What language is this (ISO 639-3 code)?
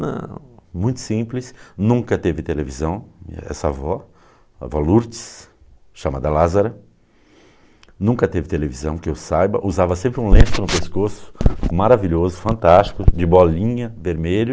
por